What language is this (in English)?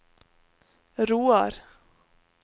Norwegian